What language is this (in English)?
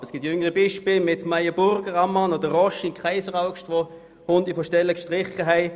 Swiss German